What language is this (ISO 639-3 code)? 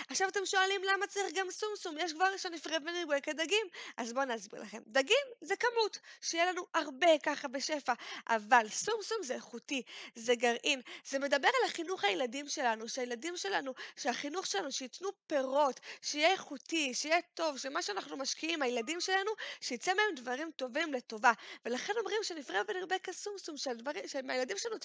heb